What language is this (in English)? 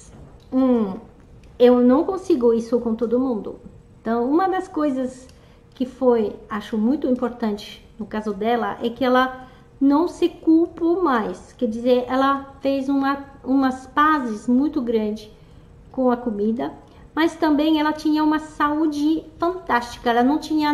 Portuguese